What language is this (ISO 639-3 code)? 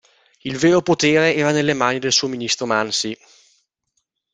ita